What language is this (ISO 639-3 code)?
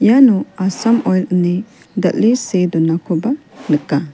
grt